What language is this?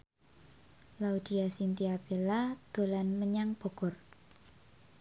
Javanese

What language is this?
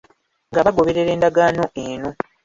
Ganda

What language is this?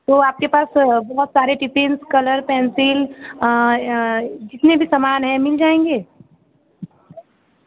Hindi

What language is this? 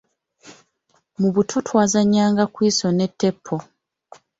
Ganda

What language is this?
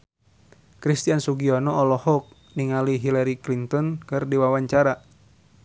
Sundanese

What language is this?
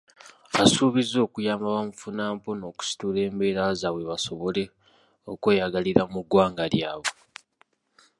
Ganda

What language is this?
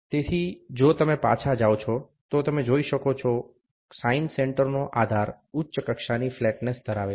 Gujarati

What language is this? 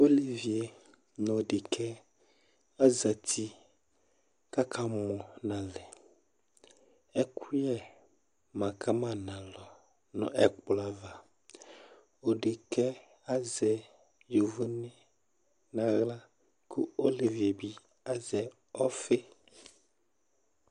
Ikposo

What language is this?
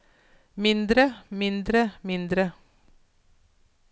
Norwegian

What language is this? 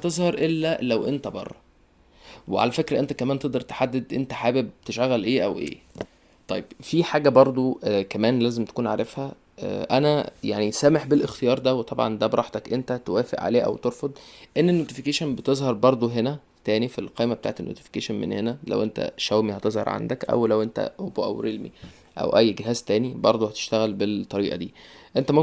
Arabic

